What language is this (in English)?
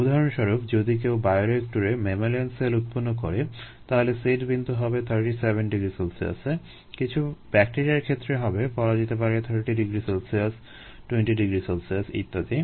Bangla